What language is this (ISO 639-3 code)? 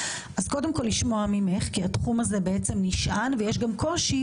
heb